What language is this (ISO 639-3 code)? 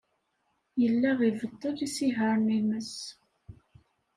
kab